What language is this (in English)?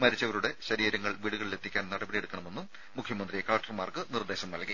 Malayalam